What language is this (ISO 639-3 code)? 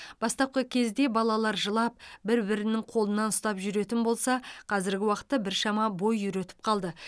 kaz